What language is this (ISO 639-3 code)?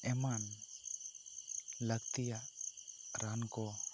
sat